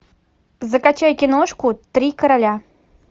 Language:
Russian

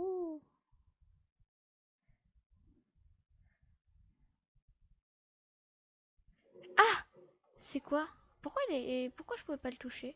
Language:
French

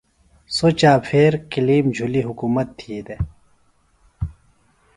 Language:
Phalura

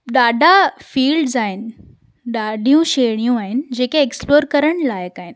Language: Sindhi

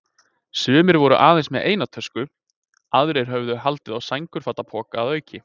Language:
Icelandic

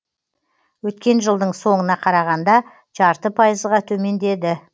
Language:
Kazakh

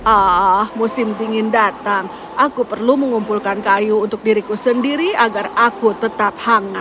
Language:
Indonesian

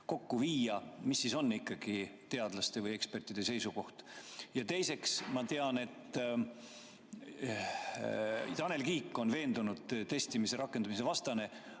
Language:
Estonian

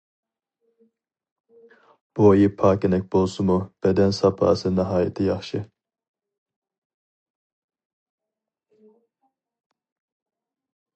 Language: Uyghur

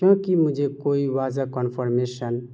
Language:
Urdu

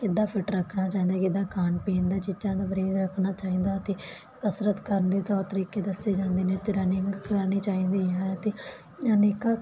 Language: Punjabi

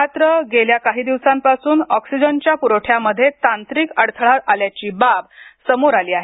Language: Marathi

